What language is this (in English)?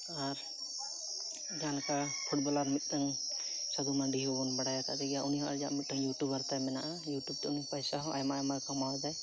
Santali